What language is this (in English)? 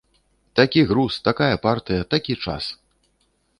Belarusian